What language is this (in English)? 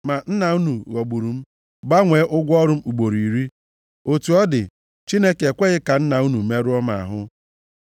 Igbo